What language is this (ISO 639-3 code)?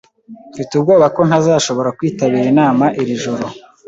kin